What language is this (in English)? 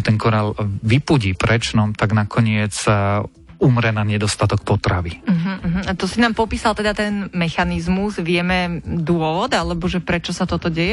Slovak